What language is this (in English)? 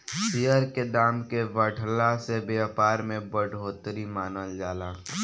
Bhojpuri